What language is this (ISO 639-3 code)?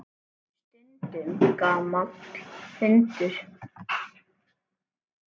isl